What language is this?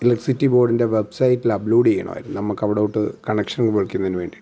Malayalam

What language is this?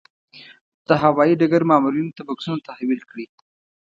Pashto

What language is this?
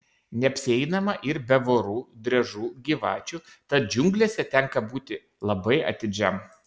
Lithuanian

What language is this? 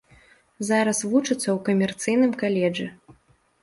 Belarusian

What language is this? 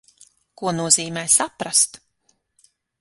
Latvian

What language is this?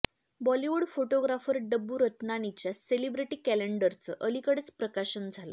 Marathi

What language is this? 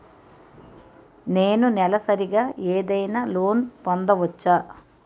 Telugu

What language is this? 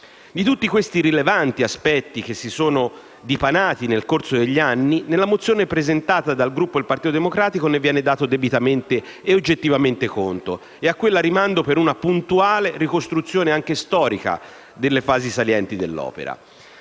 Italian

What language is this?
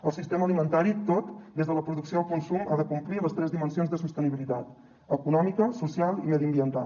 Catalan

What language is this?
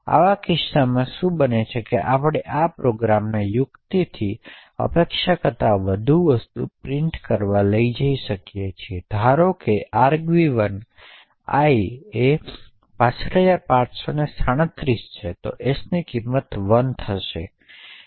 Gujarati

